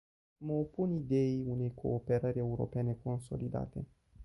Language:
Romanian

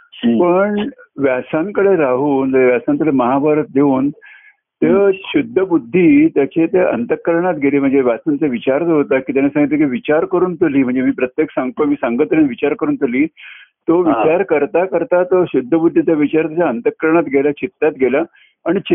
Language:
Marathi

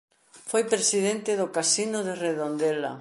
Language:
Galician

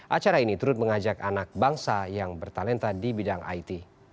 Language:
Indonesian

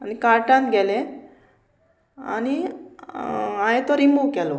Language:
Konkani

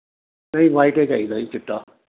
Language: Punjabi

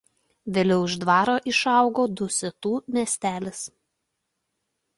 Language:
Lithuanian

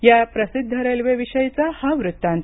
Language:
Marathi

